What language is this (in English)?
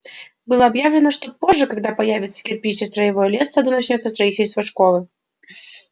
Russian